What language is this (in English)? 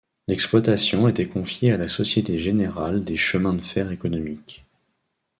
French